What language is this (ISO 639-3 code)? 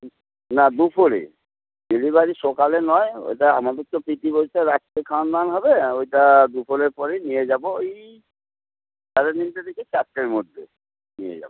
ben